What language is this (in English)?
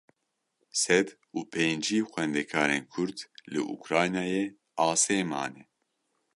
Kurdish